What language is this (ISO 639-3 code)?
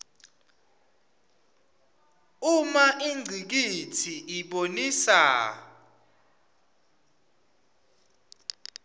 ssw